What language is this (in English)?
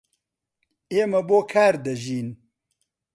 Central Kurdish